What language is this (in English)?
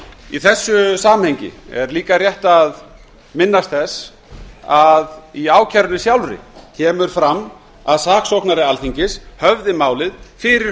Icelandic